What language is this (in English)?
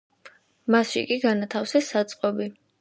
Georgian